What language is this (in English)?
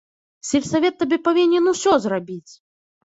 Belarusian